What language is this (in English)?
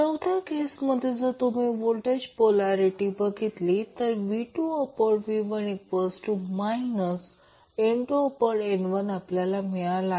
Marathi